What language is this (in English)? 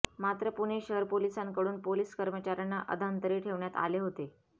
Marathi